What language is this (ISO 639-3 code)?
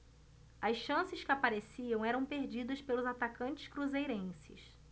por